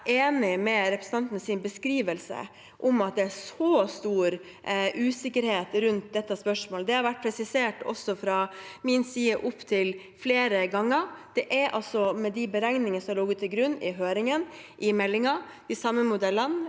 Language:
Norwegian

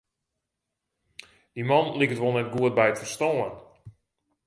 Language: Western Frisian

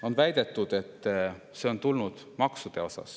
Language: Estonian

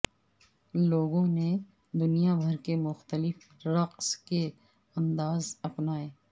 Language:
Urdu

